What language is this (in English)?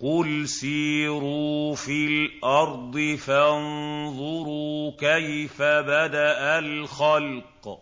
Arabic